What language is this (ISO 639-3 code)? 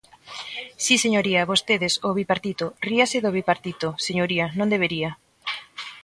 glg